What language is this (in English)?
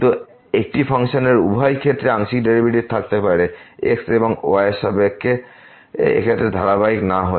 Bangla